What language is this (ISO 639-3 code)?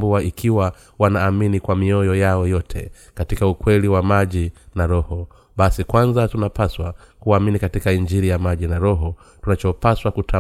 swa